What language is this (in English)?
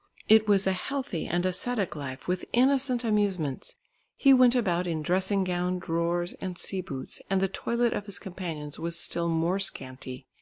English